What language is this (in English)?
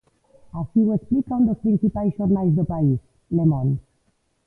Galician